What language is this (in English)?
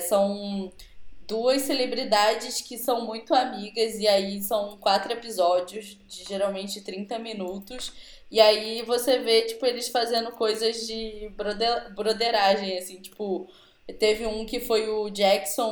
Portuguese